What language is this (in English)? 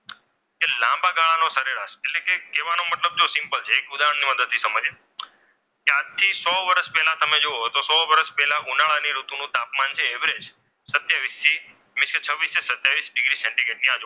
Gujarati